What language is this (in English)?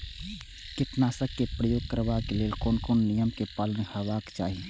Maithili